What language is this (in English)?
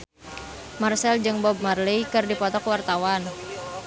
Sundanese